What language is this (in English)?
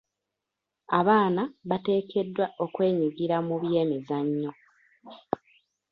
Ganda